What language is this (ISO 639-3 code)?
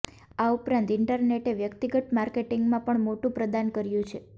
guj